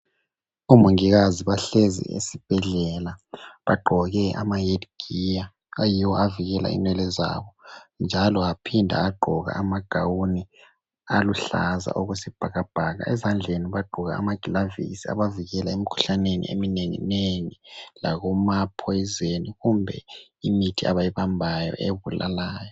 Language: North Ndebele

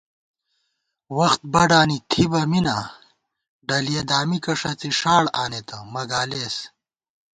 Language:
Gawar-Bati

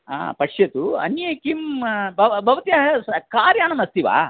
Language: Sanskrit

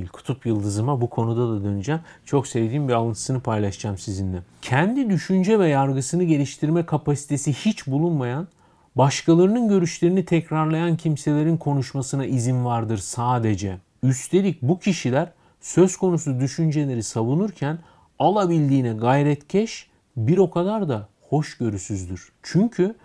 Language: Turkish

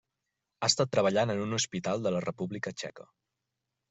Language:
Catalan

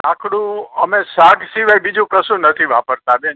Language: Gujarati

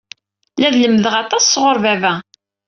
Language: Kabyle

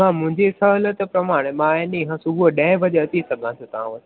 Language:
Sindhi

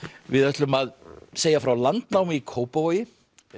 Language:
Icelandic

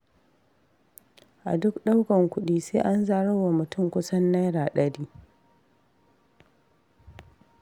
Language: Hausa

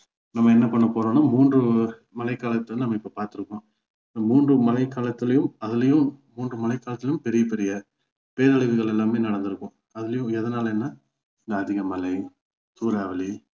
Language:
Tamil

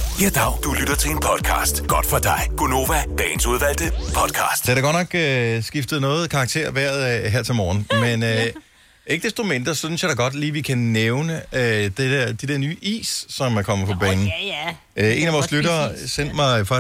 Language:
Danish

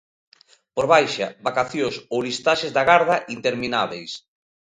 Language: Galician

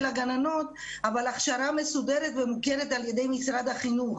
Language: Hebrew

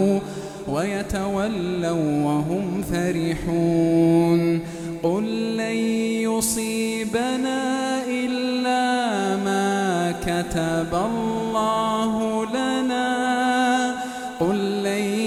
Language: Arabic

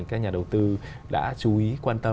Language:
Vietnamese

